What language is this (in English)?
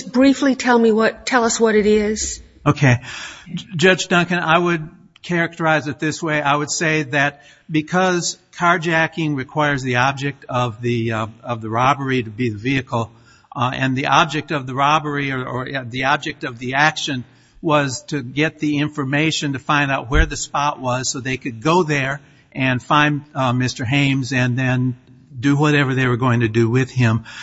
English